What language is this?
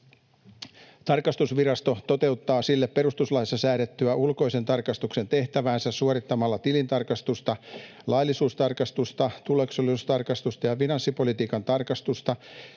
Finnish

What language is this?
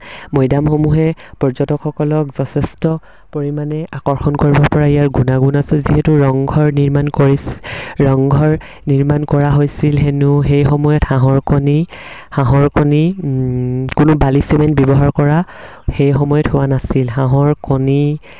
Assamese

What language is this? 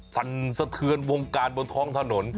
Thai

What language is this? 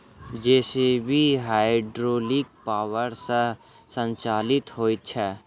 Maithili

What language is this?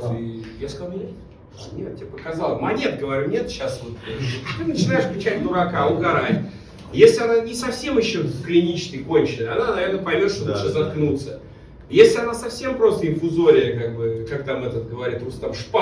Russian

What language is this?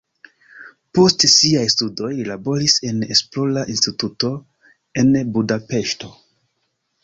Esperanto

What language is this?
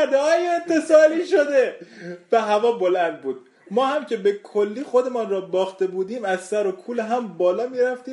Persian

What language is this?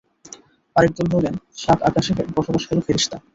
Bangla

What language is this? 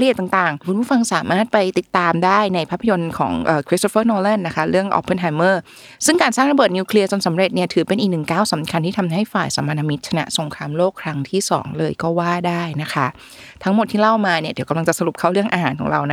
Thai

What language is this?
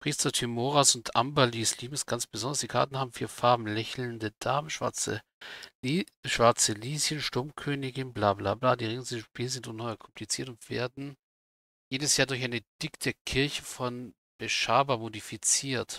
German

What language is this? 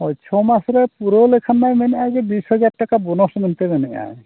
Santali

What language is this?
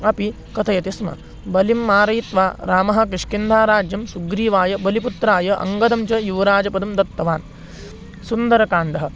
Sanskrit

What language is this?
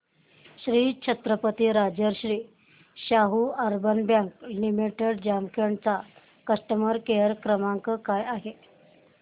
Marathi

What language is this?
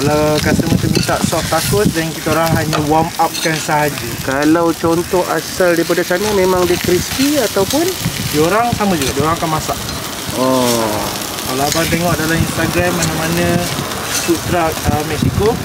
Malay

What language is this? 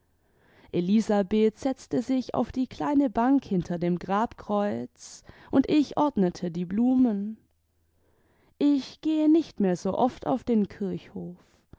German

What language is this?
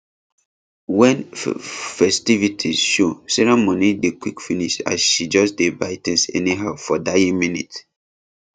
Nigerian Pidgin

